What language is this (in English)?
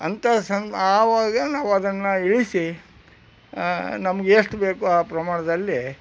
Kannada